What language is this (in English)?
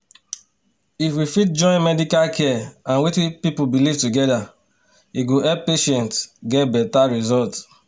Nigerian Pidgin